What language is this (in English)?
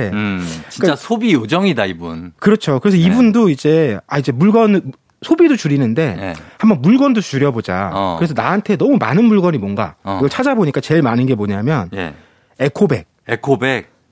Korean